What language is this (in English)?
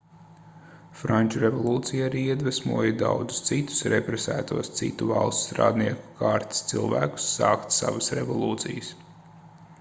Latvian